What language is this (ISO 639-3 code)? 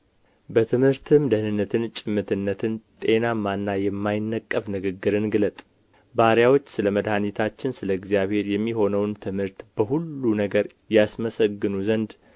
amh